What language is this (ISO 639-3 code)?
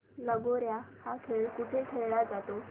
mar